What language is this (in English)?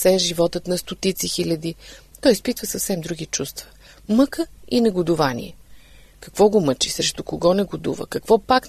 Bulgarian